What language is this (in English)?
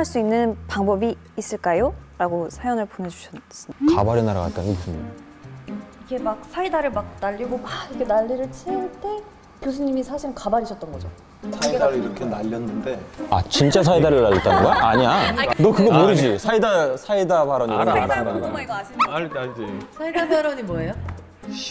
Korean